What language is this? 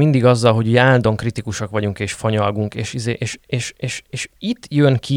Hungarian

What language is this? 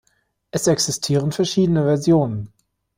German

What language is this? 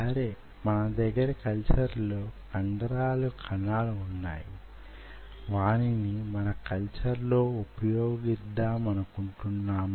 Telugu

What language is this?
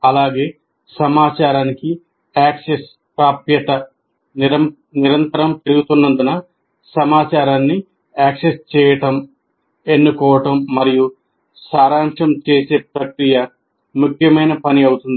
Telugu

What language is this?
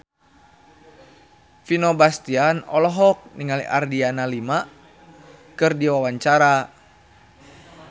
Sundanese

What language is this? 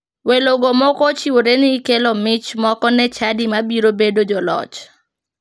Luo (Kenya and Tanzania)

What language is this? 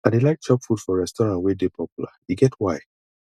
Nigerian Pidgin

